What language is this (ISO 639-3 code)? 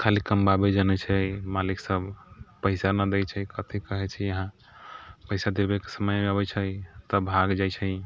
mai